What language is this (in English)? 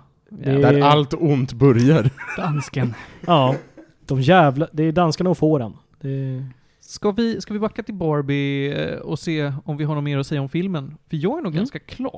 Swedish